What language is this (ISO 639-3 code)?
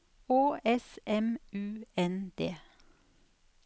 nor